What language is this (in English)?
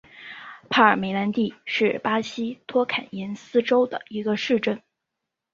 Chinese